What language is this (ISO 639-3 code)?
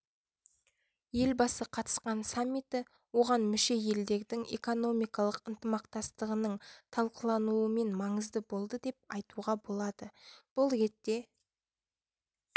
kaz